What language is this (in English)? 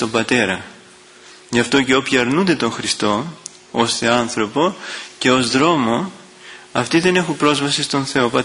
Greek